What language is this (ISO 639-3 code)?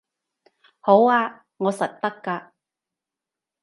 yue